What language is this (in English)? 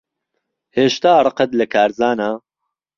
Central Kurdish